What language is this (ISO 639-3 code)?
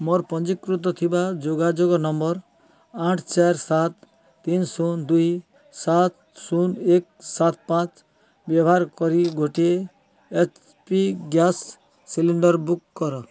ori